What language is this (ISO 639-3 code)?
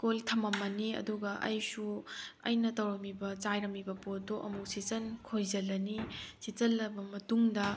mni